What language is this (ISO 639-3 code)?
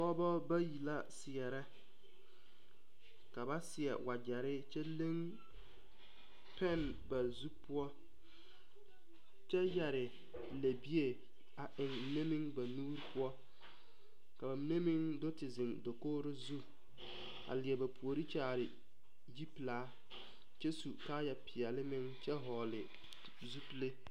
dga